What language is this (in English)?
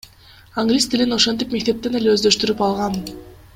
Kyrgyz